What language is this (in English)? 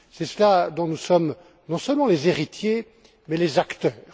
French